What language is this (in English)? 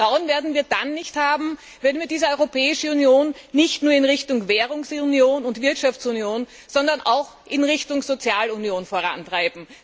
German